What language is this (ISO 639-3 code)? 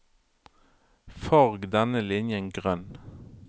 nor